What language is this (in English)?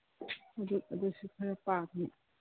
Manipuri